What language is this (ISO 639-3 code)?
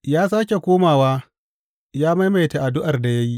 hau